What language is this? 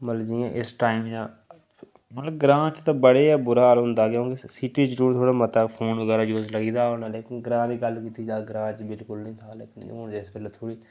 Dogri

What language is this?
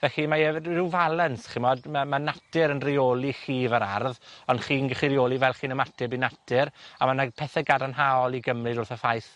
Welsh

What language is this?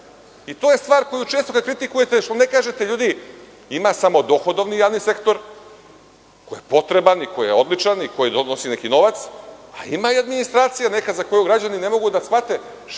Serbian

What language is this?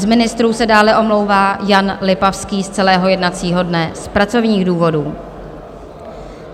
Czech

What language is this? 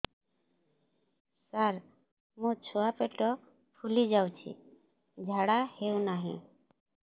Odia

